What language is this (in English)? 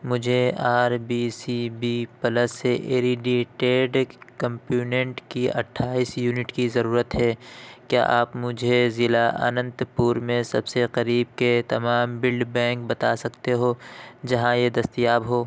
Urdu